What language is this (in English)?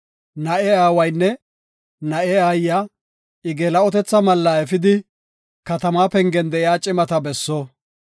Gofa